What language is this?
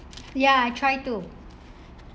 English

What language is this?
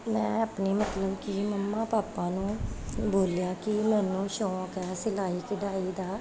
Punjabi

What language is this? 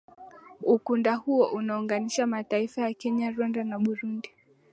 Swahili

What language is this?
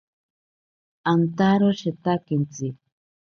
Ashéninka Perené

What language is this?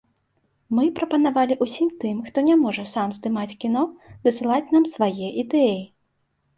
Belarusian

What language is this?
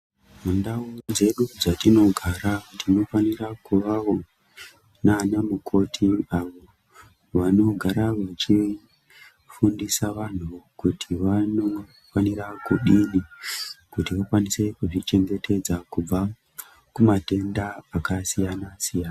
Ndau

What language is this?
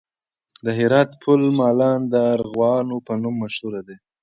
Pashto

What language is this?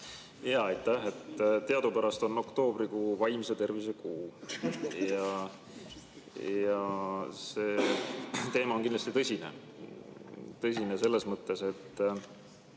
Estonian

